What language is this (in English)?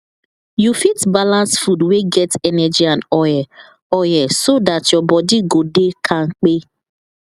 Nigerian Pidgin